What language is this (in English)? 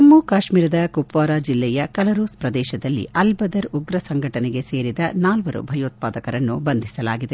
Kannada